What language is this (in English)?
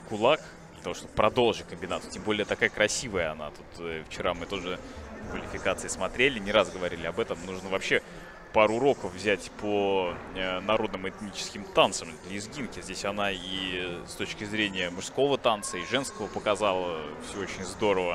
Russian